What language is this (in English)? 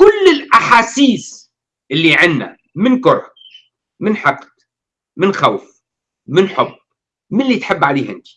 Arabic